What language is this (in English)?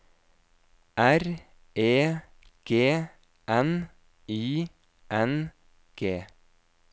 Norwegian